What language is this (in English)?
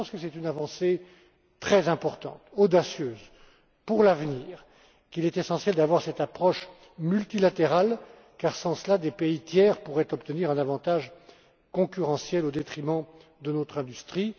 French